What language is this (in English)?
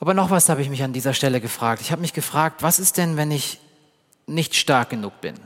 German